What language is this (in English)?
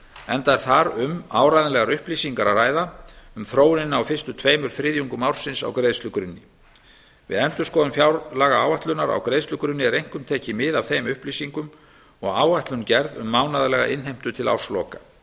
Icelandic